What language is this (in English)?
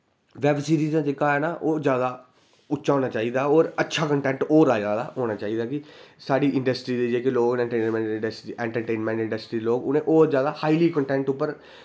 Dogri